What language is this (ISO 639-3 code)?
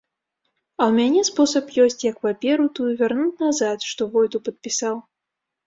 bel